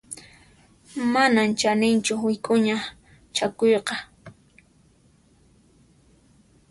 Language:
Puno Quechua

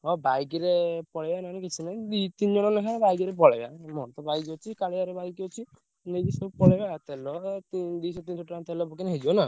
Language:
Odia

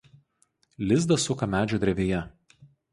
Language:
Lithuanian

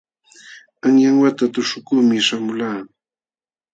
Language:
Jauja Wanca Quechua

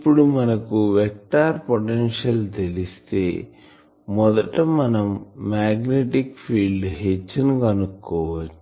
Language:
Telugu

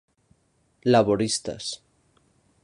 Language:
Galician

